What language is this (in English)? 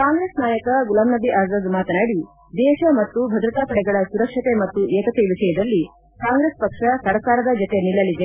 Kannada